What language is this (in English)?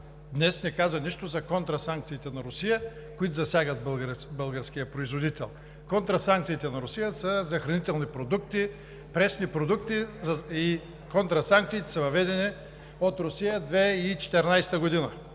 Bulgarian